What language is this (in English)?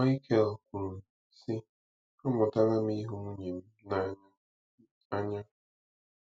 Igbo